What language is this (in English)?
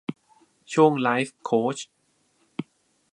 Thai